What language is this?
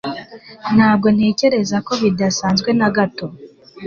Kinyarwanda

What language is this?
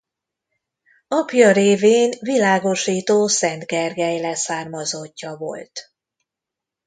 Hungarian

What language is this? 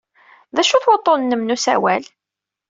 Kabyle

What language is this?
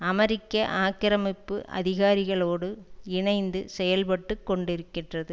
Tamil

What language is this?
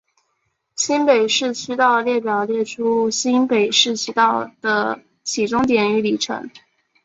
Chinese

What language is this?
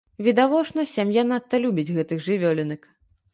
Belarusian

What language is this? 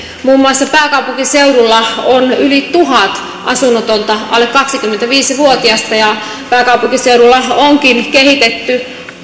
Finnish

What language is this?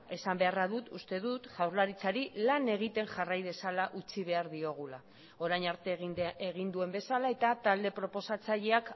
Basque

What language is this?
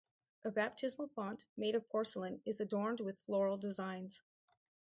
English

